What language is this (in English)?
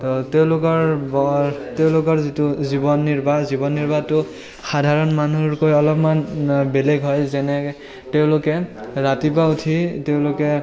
Assamese